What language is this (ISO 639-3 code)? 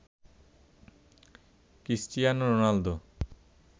ben